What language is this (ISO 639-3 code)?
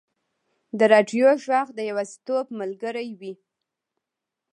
pus